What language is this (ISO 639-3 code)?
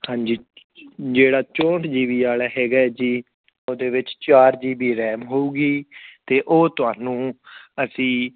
pan